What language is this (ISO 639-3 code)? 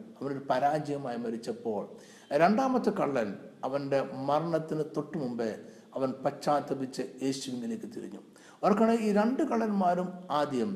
mal